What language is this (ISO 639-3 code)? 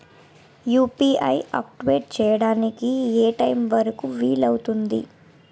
tel